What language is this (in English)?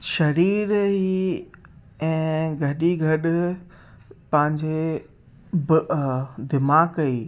Sindhi